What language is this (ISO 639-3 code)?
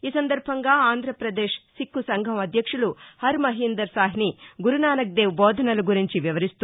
tel